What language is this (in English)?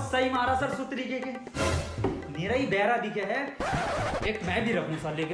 Hindi